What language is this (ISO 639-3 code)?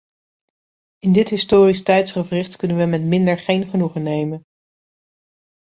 nld